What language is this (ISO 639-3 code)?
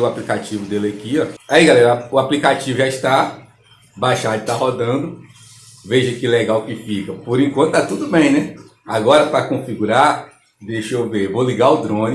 por